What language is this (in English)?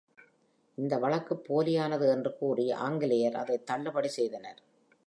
Tamil